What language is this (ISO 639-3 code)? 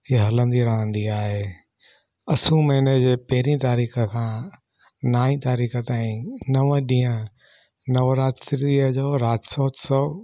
snd